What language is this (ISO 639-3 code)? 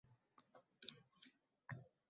uzb